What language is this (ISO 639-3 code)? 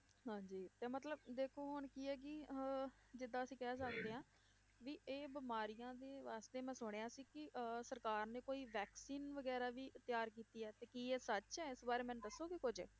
pan